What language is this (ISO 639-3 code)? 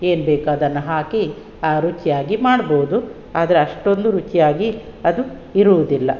kan